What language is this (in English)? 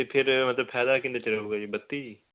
Punjabi